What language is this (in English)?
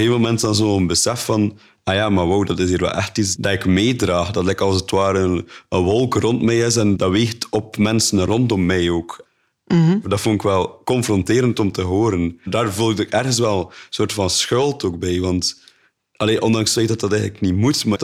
Dutch